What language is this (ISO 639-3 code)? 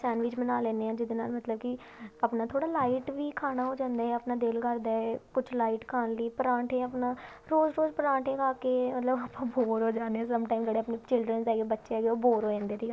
pan